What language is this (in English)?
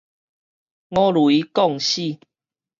Min Nan Chinese